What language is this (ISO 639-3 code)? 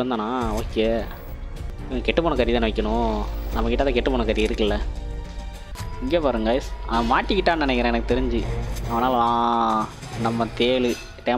tha